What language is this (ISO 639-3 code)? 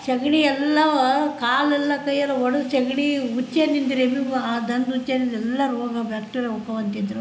kan